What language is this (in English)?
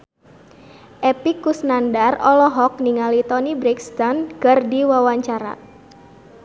Sundanese